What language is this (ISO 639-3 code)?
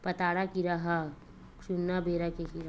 hne